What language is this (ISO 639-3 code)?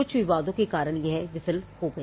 hin